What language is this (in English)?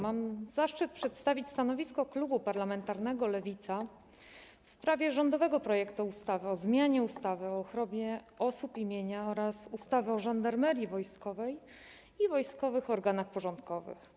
Polish